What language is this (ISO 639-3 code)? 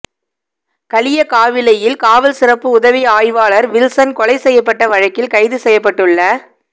tam